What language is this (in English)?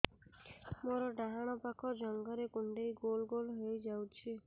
Odia